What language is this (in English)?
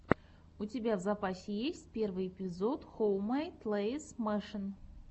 Russian